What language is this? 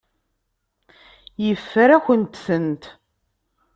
Kabyle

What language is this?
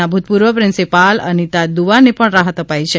Gujarati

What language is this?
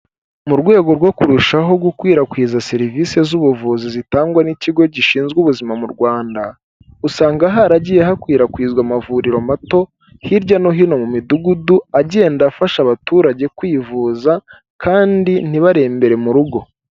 Kinyarwanda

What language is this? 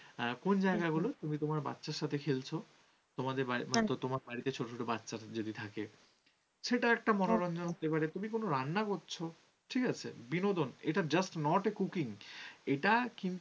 Bangla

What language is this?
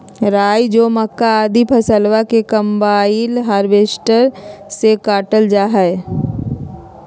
Magahi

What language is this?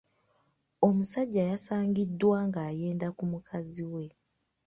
Ganda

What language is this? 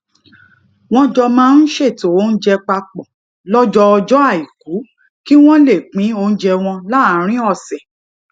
Yoruba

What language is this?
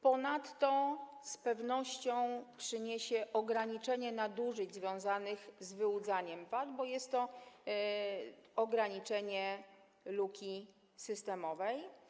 Polish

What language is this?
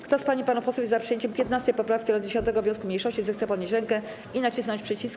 Polish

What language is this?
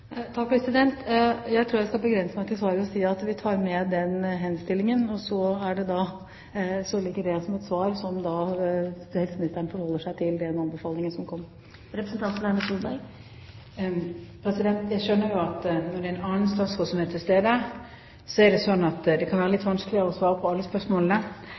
Norwegian Bokmål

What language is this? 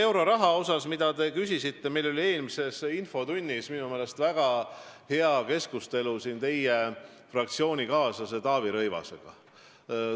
Estonian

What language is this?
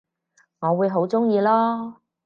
Cantonese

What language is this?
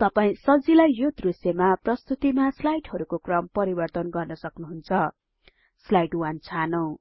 Nepali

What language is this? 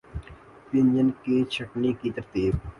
Urdu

